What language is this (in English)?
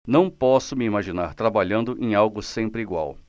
Portuguese